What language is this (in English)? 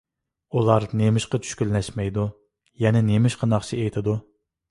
Uyghur